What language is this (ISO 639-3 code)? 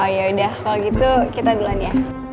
ind